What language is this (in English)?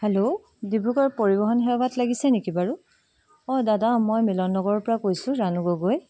Assamese